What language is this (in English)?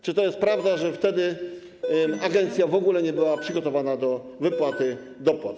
Polish